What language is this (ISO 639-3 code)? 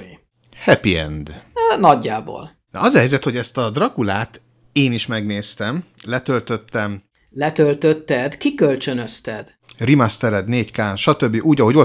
hun